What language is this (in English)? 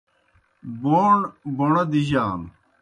Kohistani Shina